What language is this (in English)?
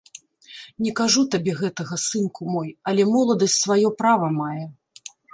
Belarusian